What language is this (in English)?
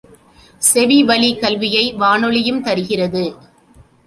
Tamil